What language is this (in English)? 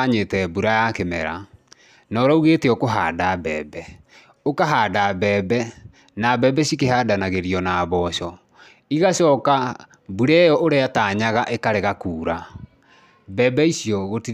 Kikuyu